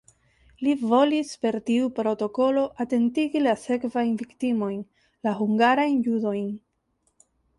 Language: Esperanto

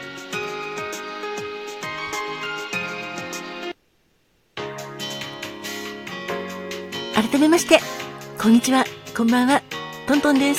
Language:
Japanese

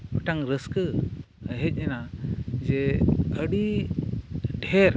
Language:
Santali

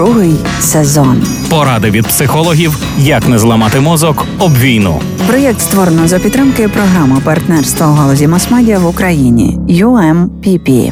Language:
Ukrainian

